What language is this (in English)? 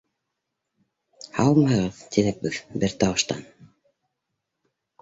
Bashkir